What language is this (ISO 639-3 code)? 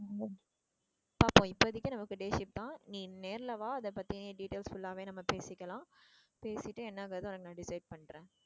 tam